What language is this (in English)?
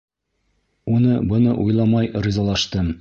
Bashkir